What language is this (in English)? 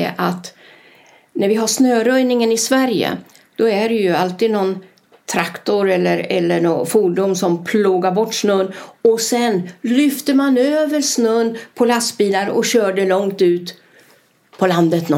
Swedish